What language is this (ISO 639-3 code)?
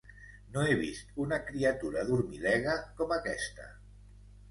cat